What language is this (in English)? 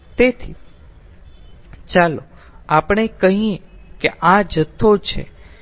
Gujarati